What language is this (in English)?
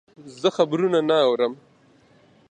Pashto